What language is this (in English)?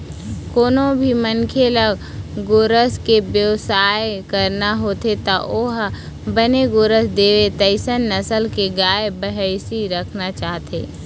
Chhattisgarhi